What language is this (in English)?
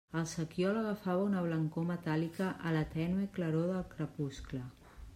Catalan